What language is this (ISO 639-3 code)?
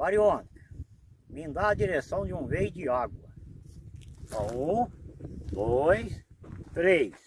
por